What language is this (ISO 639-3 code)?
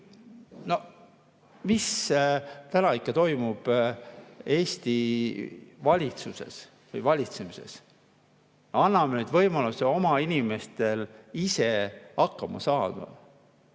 est